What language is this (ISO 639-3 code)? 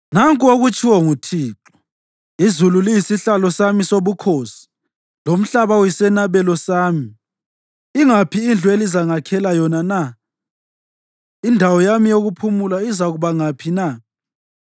nde